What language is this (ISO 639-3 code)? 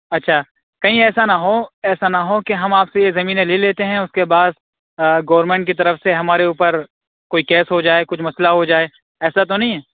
urd